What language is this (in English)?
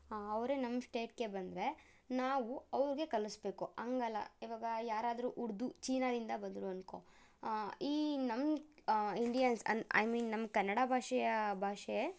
Kannada